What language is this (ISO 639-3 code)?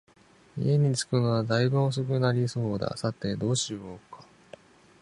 jpn